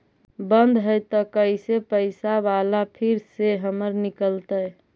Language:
Magahi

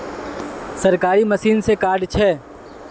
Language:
Magahi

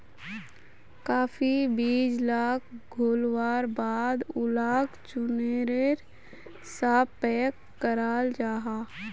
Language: Magahi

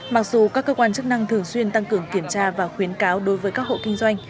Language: Vietnamese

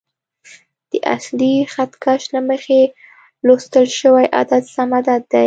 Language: Pashto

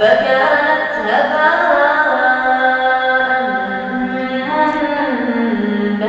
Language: Arabic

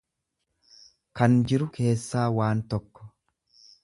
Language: Oromo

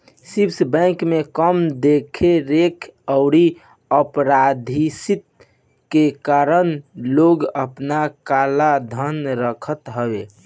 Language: Bhojpuri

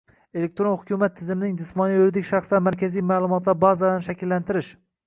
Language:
Uzbek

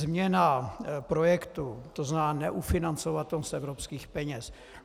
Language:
Czech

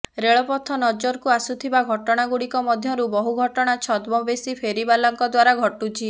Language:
Odia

